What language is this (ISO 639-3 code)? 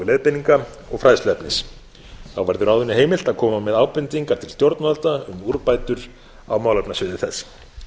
isl